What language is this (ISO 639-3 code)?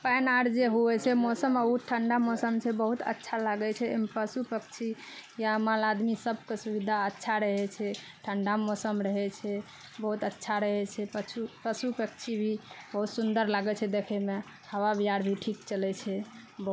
mai